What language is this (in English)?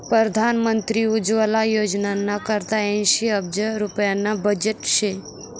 Marathi